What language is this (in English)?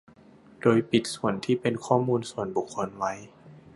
Thai